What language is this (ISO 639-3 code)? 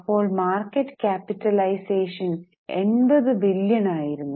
mal